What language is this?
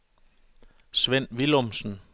Danish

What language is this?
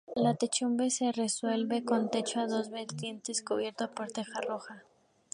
Spanish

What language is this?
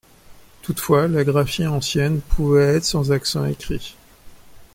French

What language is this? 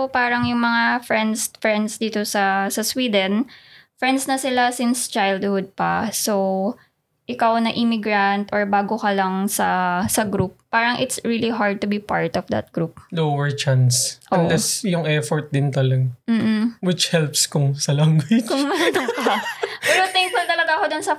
Filipino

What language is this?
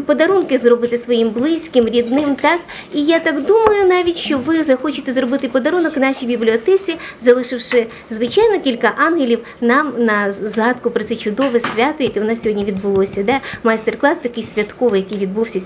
Ukrainian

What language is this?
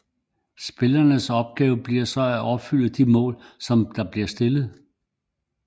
Danish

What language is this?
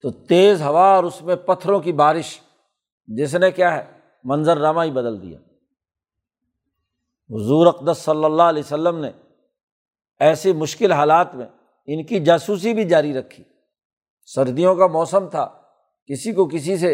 Urdu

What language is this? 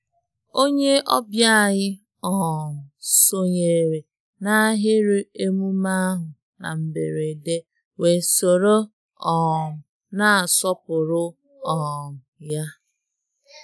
Igbo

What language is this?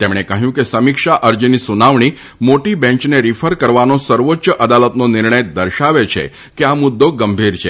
Gujarati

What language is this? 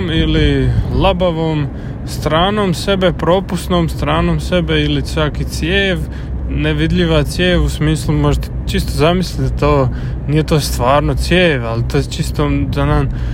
Croatian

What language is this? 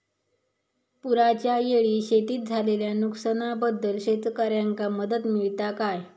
Marathi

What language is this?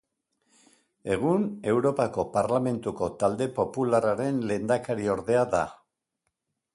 Basque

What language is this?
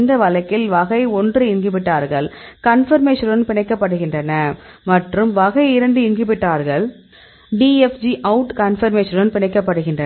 Tamil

